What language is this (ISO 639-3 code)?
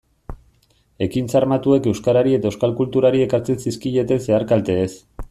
eus